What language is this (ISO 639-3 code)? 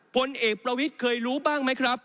tha